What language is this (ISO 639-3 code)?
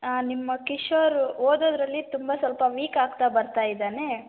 kan